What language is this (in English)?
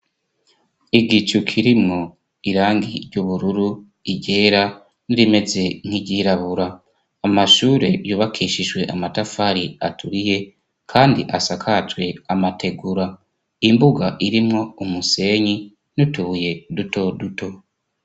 Rundi